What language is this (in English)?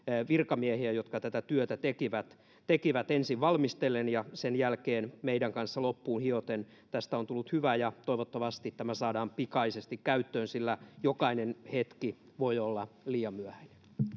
Finnish